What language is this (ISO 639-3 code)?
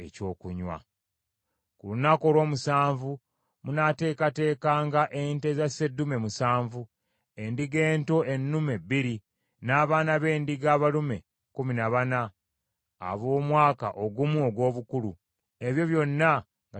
lug